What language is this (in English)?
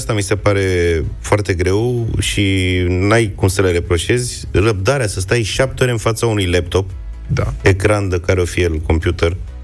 Romanian